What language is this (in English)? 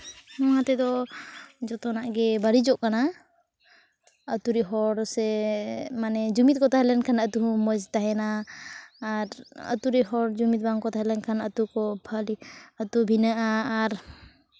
Santali